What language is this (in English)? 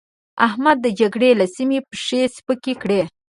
Pashto